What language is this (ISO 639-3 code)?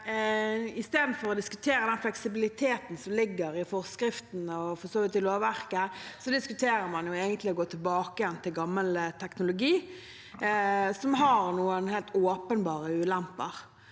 nor